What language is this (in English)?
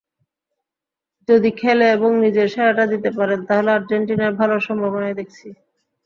Bangla